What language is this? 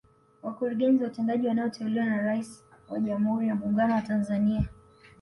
Swahili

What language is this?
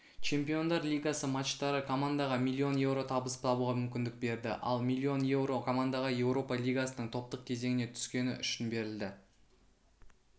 Kazakh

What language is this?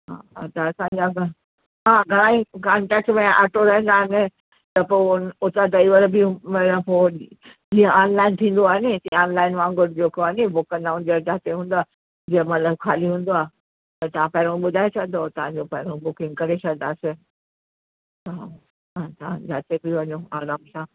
Sindhi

